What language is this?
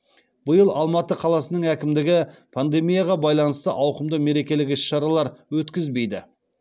Kazakh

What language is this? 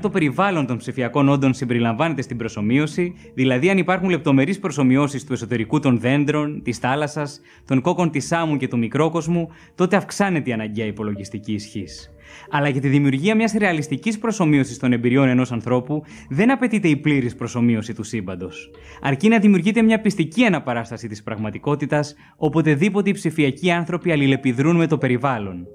Greek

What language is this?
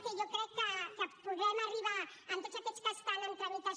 Catalan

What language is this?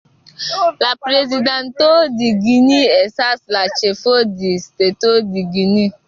Igbo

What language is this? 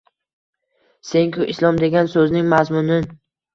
Uzbek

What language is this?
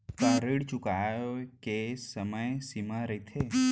Chhattisgarhi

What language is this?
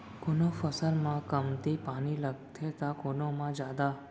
Chhattisgarhi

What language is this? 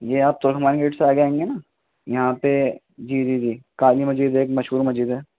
Urdu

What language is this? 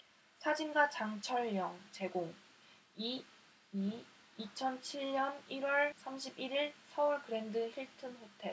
Korean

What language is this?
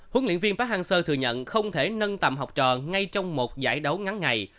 Vietnamese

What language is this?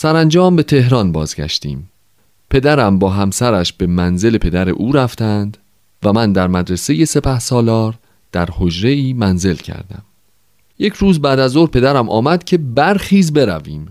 Persian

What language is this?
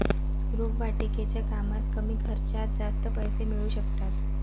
Marathi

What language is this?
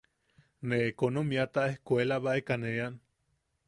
Yaqui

